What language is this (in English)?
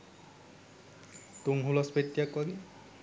Sinhala